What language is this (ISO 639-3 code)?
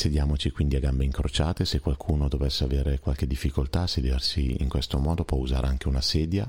ita